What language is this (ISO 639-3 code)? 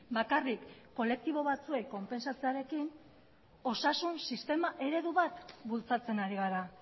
eus